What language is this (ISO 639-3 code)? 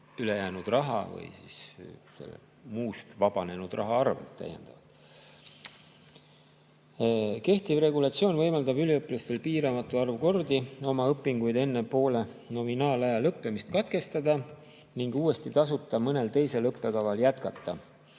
est